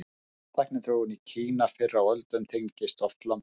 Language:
Icelandic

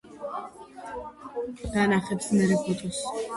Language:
Georgian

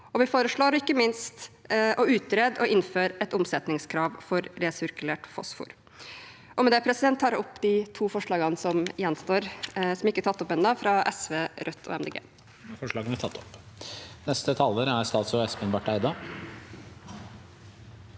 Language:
Norwegian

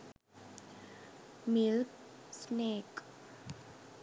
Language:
Sinhala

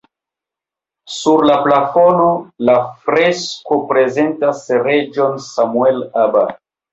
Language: Esperanto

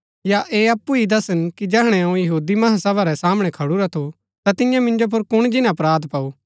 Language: Gaddi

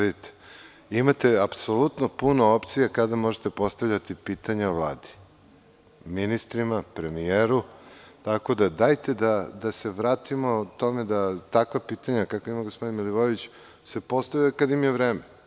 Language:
Serbian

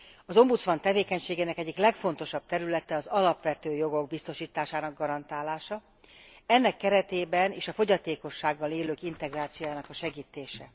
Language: Hungarian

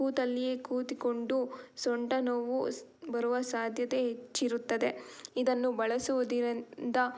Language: Kannada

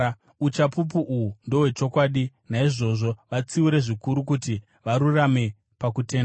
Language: Shona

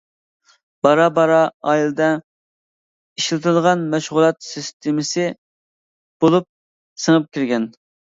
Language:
Uyghur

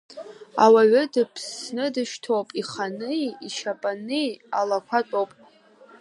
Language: Abkhazian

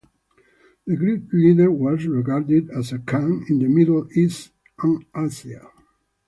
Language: English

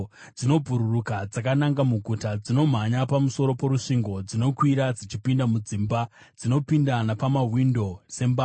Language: Shona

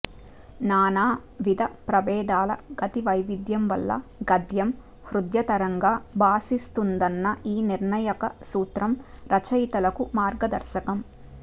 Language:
Telugu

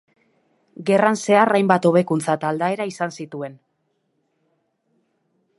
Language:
Basque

